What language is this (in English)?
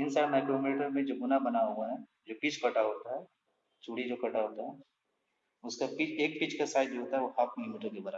Hindi